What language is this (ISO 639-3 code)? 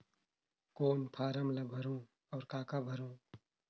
hne